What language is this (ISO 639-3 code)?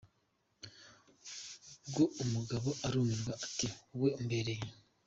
kin